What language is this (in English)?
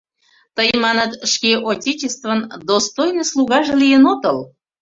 Mari